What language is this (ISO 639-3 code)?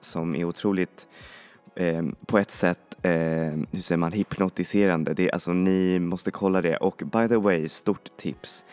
swe